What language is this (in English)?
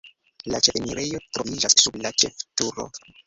Esperanto